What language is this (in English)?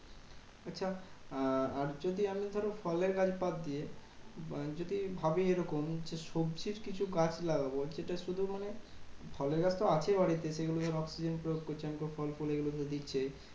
Bangla